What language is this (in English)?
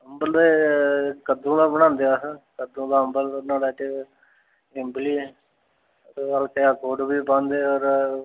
Dogri